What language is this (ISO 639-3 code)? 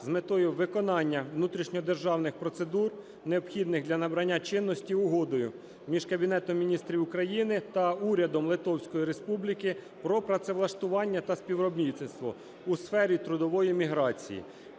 ukr